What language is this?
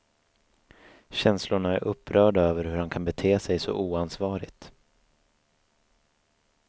Swedish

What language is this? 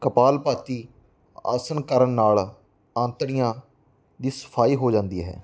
Punjabi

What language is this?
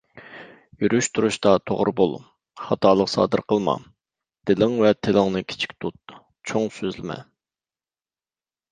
Uyghur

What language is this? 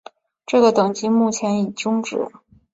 Chinese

